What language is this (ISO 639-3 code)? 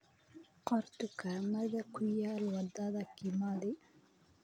som